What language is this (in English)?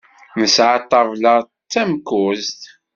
Kabyle